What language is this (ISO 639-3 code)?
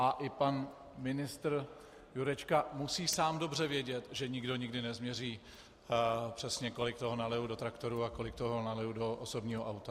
ces